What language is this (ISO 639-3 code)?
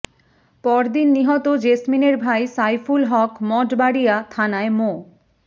ben